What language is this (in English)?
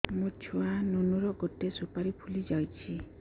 Odia